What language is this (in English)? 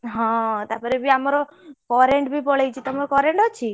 Odia